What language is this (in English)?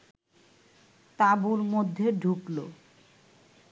Bangla